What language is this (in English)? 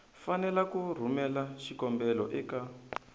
Tsonga